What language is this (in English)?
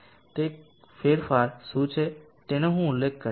Gujarati